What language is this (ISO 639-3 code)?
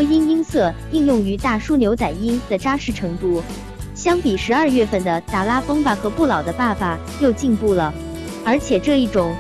zho